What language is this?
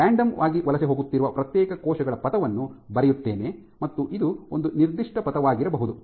Kannada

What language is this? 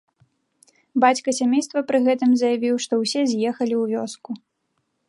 Belarusian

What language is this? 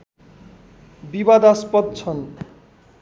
Nepali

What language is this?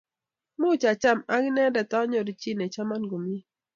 Kalenjin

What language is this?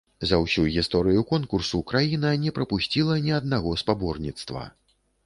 Belarusian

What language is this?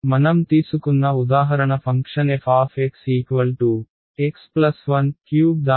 Telugu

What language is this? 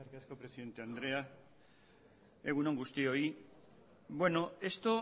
Basque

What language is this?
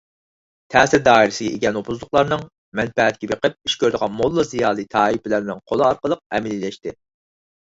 Uyghur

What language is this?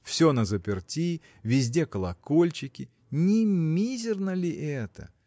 Russian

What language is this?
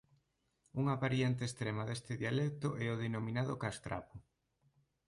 Galician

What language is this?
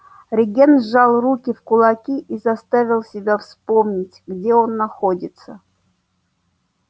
Russian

